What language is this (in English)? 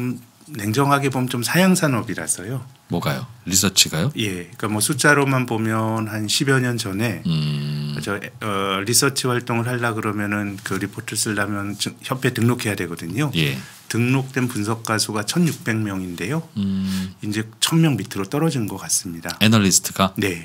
Korean